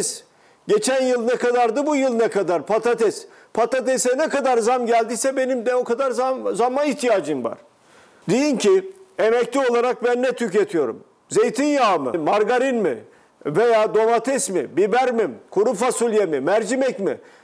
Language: Turkish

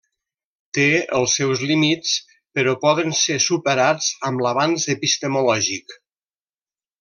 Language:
Catalan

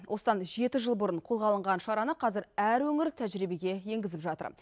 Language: Kazakh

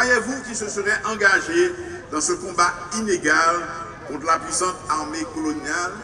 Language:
French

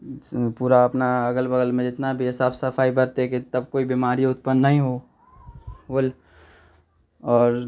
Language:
Maithili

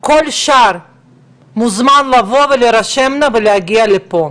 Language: Hebrew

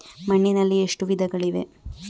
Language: Kannada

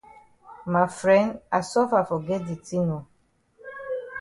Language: Cameroon Pidgin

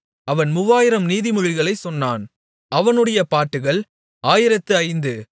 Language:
Tamil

